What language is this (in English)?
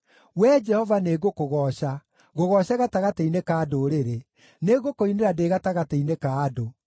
Kikuyu